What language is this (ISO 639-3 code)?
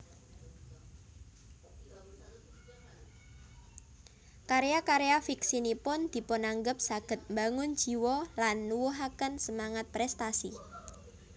jav